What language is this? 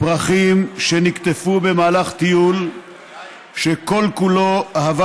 Hebrew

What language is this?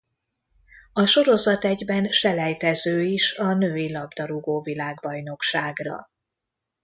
Hungarian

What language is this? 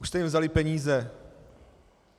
Czech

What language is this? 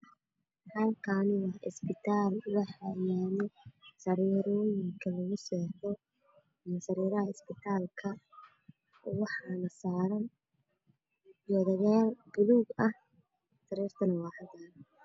Somali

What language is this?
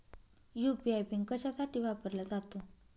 Marathi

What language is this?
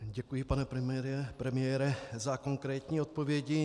Czech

